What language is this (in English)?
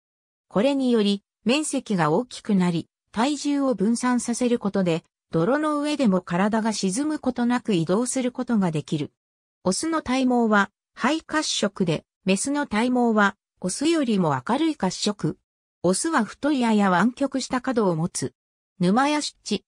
Japanese